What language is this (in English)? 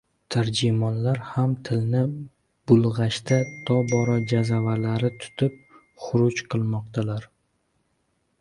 Uzbek